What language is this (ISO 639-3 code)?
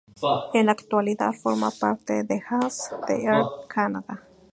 spa